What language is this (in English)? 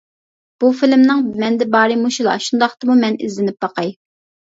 Uyghur